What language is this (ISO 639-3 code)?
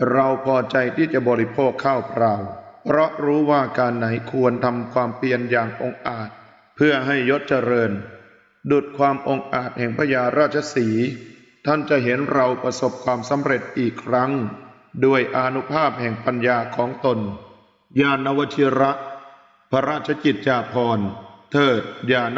tha